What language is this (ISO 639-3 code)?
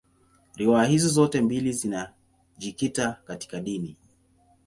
swa